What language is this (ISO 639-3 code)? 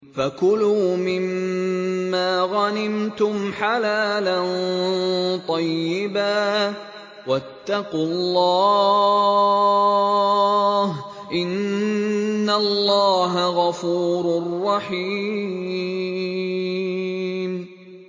ara